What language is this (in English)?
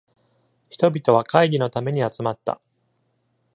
Japanese